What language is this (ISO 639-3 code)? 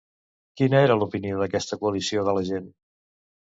cat